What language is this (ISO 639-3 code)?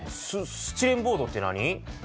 jpn